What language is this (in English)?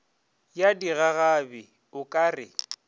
Northern Sotho